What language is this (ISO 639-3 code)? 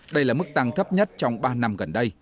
vie